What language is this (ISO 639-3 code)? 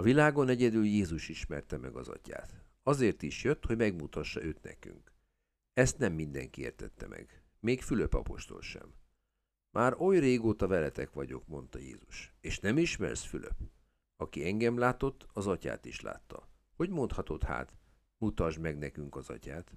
hun